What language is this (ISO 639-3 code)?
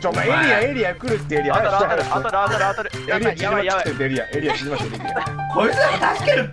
jpn